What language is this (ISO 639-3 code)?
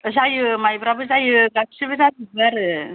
brx